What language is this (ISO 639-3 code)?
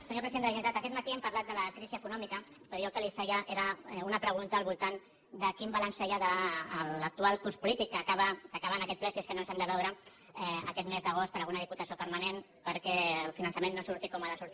cat